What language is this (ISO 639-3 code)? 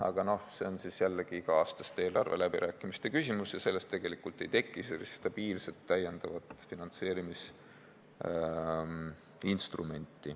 est